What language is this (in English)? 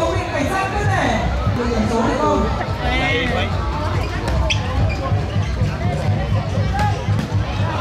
Vietnamese